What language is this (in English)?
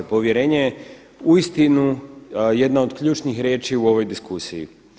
Croatian